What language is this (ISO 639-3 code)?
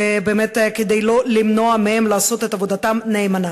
heb